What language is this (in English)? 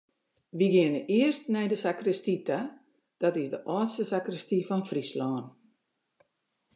Western Frisian